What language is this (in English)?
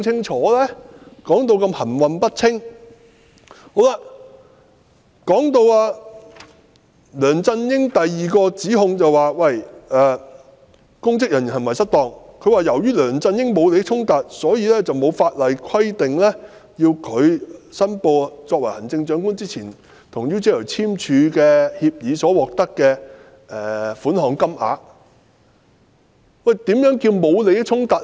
Cantonese